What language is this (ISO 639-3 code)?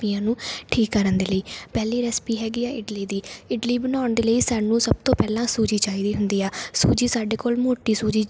pan